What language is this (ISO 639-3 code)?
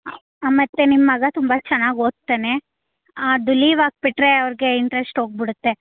kan